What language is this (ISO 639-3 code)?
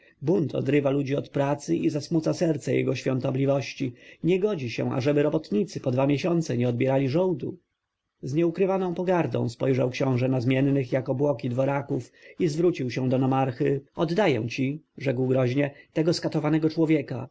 pol